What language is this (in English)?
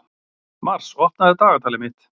Icelandic